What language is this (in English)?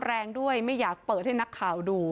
Thai